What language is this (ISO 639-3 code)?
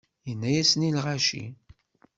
kab